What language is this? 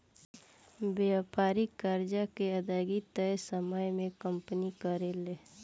Bhojpuri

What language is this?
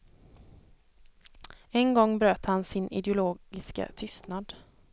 Swedish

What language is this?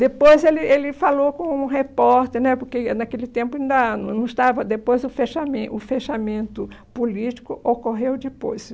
Portuguese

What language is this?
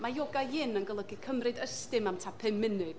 Welsh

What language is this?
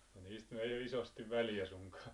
Finnish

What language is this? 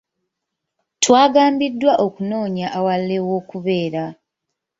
Ganda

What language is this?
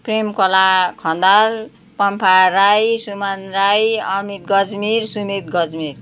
Nepali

